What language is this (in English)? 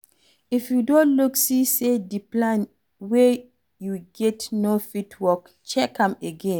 Nigerian Pidgin